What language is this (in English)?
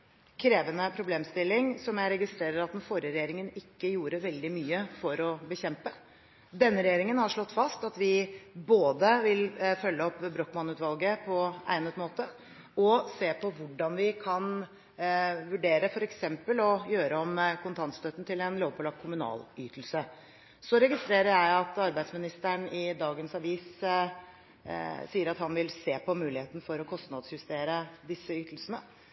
Norwegian Bokmål